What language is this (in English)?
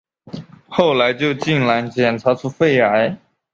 Chinese